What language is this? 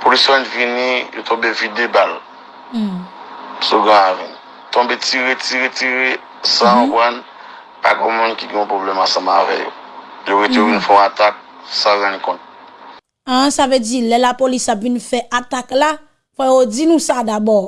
French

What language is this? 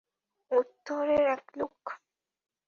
Bangla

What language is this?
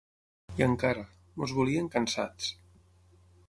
Catalan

